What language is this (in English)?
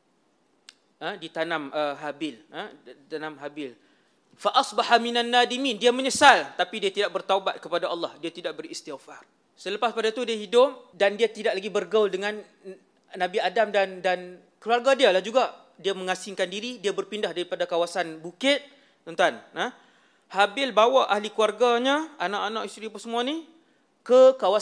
Malay